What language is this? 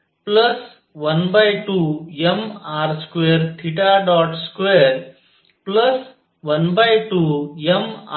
Marathi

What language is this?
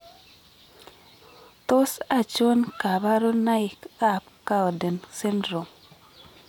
Kalenjin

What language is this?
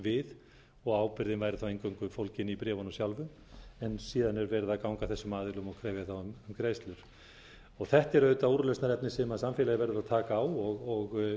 Icelandic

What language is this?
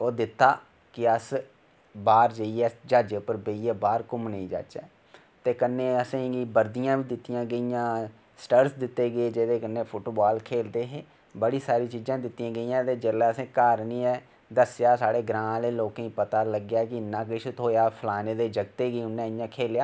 Dogri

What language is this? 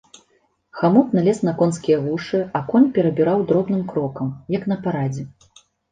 Belarusian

